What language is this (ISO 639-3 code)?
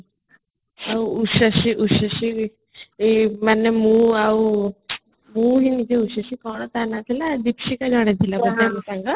ori